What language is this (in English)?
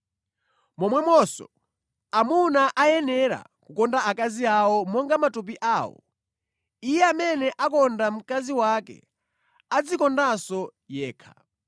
Nyanja